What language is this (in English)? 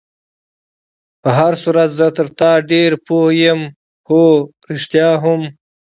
Pashto